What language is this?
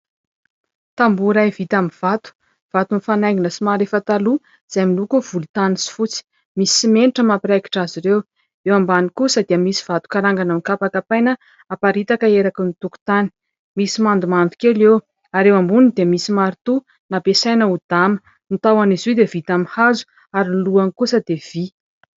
Malagasy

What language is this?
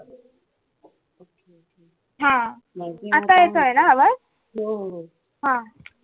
Marathi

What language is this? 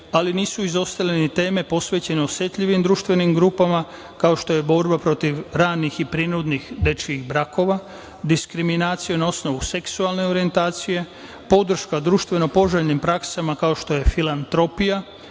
Serbian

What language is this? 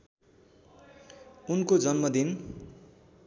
Nepali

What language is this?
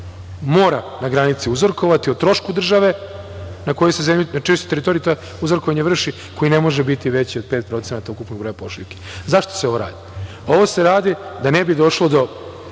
Serbian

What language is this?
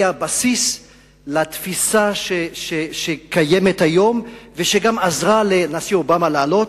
Hebrew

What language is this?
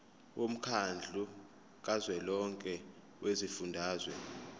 Zulu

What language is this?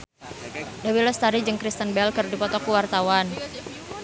Sundanese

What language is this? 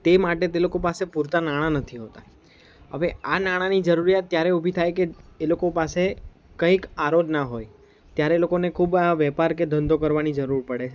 Gujarati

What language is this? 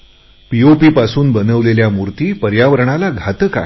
Marathi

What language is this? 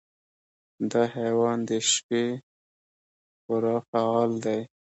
Pashto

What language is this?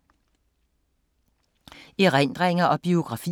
Danish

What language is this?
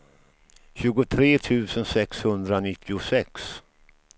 Swedish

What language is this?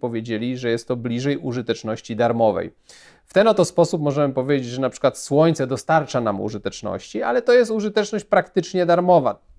Polish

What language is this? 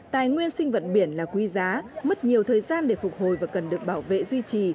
Vietnamese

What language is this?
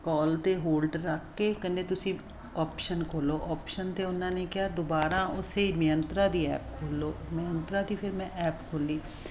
Punjabi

